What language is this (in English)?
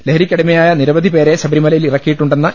Malayalam